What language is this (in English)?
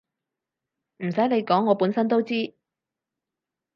Cantonese